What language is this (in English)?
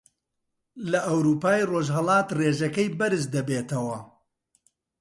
Central Kurdish